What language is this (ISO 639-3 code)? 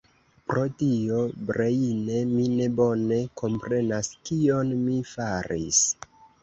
epo